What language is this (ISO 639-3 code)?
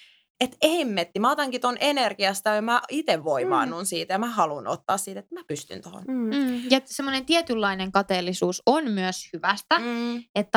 fin